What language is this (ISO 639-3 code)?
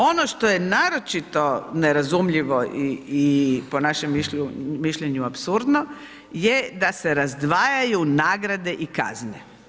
hrv